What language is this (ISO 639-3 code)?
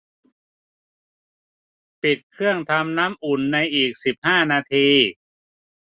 tha